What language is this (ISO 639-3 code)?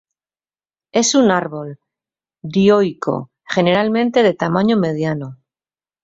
spa